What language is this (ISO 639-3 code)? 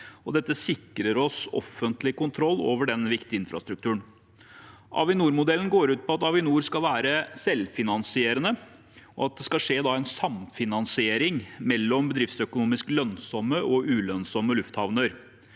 nor